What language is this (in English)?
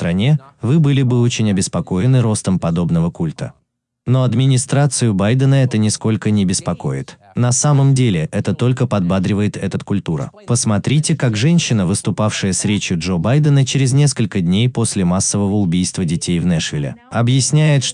Russian